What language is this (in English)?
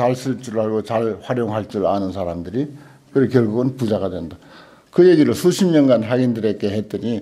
Korean